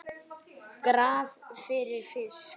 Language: Icelandic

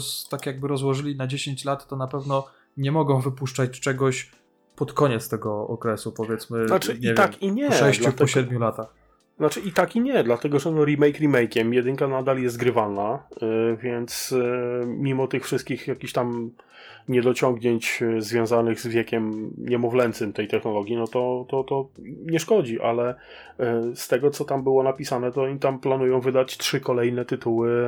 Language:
Polish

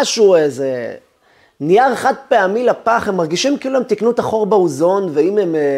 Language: Hebrew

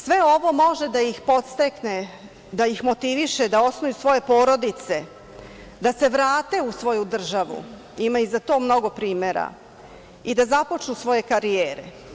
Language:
Serbian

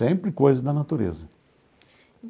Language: Portuguese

